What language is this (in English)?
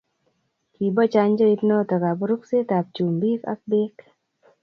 Kalenjin